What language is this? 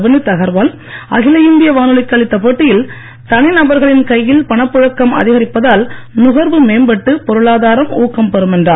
Tamil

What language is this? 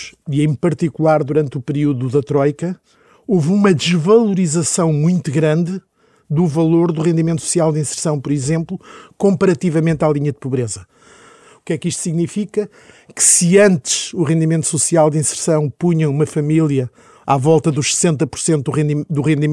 Portuguese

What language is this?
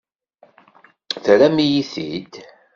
Kabyle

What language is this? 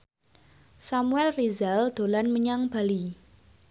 Javanese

